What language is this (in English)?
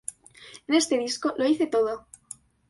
Spanish